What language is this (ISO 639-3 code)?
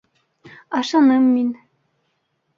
bak